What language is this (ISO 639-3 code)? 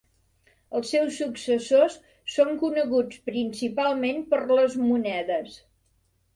cat